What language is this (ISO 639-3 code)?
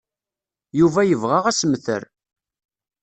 kab